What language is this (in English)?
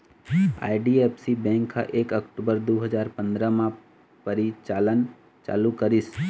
Chhattisgarhi